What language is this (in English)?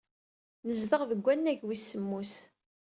Kabyle